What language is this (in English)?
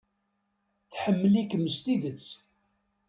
Kabyle